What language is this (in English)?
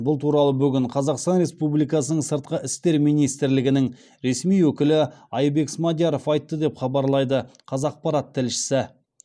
Kazakh